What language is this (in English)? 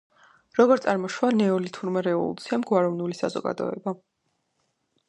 Georgian